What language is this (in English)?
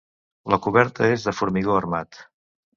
Catalan